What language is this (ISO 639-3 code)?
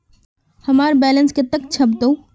mag